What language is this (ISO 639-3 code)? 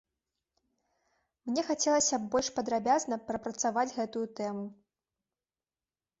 bel